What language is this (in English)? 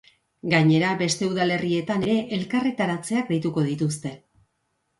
Basque